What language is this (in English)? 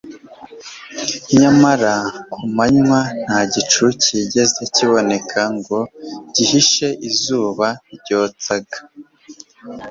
Kinyarwanda